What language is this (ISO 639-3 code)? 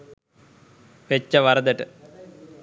sin